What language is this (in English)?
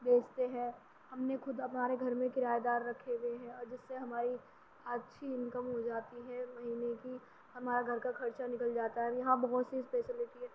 Urdu